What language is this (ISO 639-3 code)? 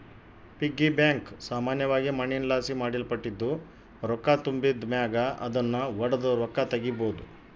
kan